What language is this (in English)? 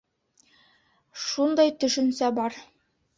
Bashkir